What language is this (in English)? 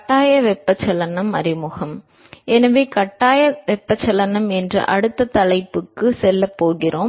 Tamil